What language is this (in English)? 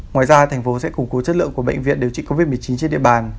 Vietnamese